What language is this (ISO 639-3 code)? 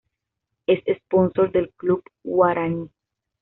spa